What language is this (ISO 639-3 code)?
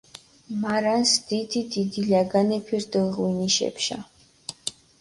xmf